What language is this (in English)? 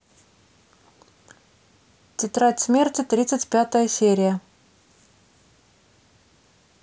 Russian